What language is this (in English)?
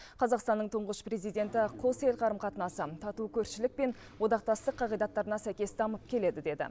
Kazakh